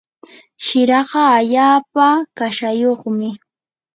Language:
Yanahuanca Pasco Quechua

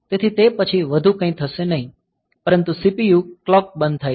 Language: Gujarati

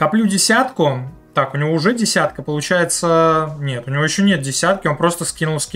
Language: Russian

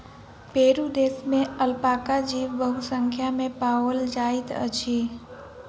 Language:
Maithili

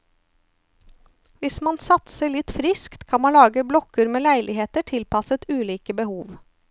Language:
Norwegian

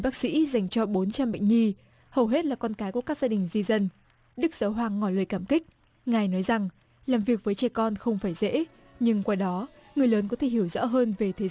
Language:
Vietnamese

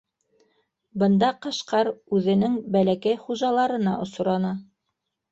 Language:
Bashkir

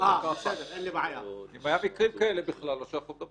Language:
Hebrew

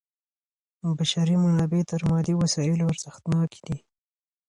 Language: Pashto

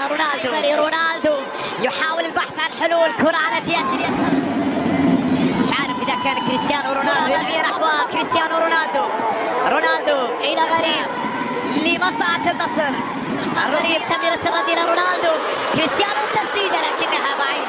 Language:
Arabic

